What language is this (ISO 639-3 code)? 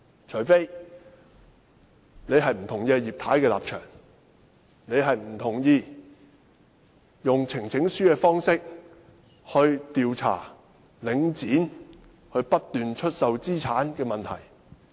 yue